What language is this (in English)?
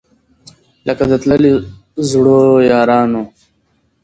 Pashto